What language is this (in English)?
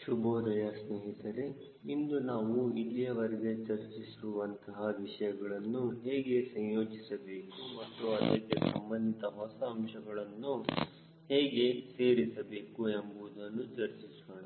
Kannada